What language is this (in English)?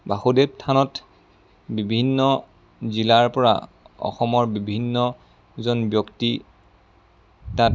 Assamese